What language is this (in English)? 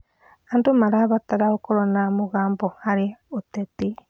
Kikuyu